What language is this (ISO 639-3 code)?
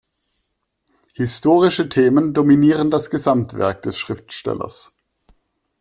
deu